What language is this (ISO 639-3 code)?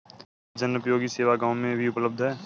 hin